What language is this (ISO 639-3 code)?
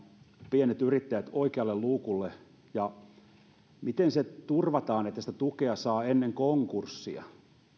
fin